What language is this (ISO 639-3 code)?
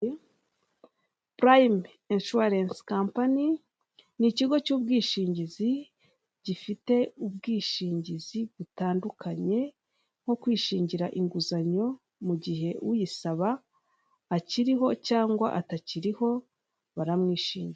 kin